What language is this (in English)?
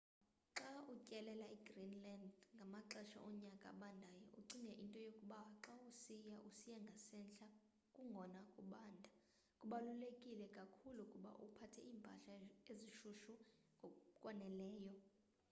Xhosa